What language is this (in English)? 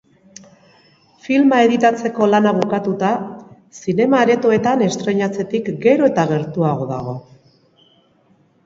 Basque